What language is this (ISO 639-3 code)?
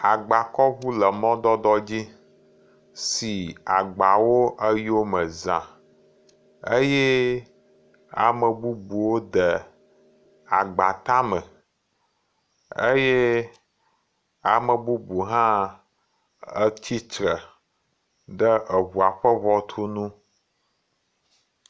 ewe